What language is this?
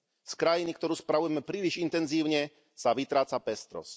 Slovak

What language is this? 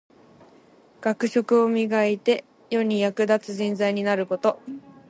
Japanese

